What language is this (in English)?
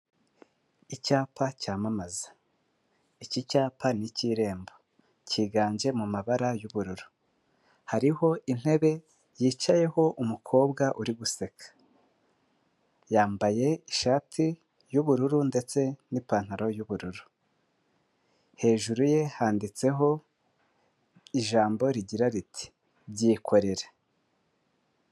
Kinyarwanda